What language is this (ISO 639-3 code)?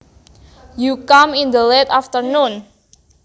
jav